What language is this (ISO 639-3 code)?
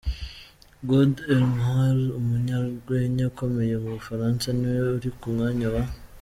kin